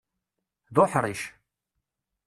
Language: Kabyle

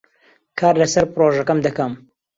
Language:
Central Kurdish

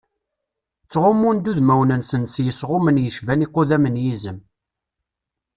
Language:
Kabyle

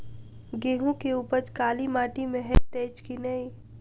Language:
Maithili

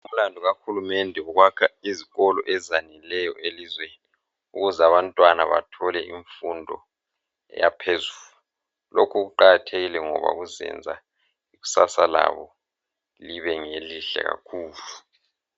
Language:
North Ndebele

